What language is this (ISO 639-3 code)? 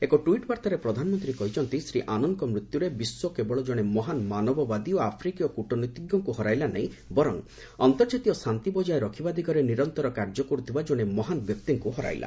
ori